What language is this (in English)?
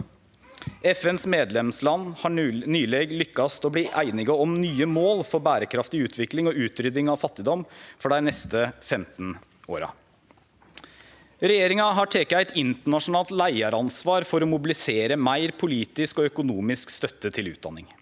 Norwegian